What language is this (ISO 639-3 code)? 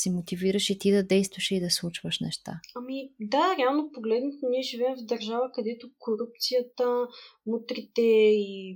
bul